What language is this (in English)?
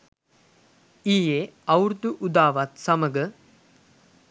Sinhala